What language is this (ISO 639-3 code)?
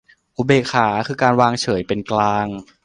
tha